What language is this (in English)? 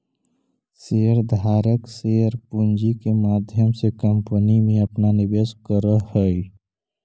Magahi